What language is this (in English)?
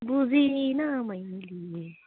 Nepali